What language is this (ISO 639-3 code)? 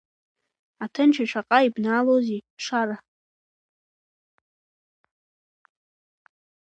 abk